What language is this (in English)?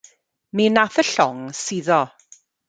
Welsh